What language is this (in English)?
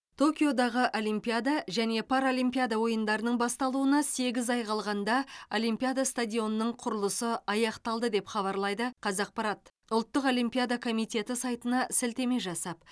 Kazakh